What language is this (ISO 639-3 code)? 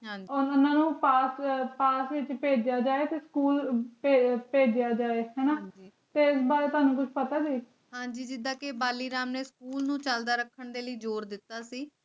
pan